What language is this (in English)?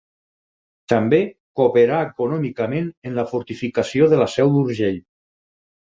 Catalan